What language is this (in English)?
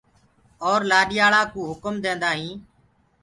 Gurgula